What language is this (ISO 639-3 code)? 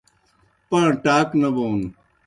plk